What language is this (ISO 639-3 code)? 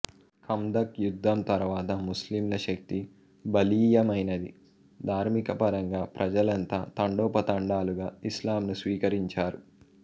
tel